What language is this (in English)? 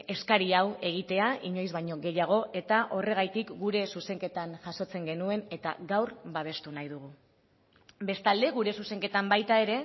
Basque